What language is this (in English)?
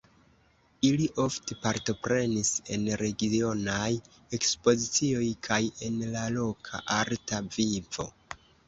Esperanto